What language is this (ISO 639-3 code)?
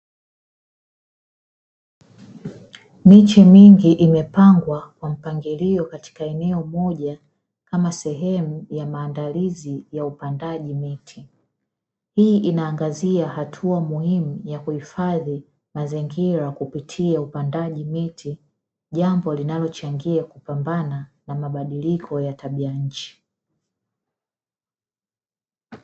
swa